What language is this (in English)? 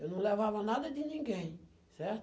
Portuguese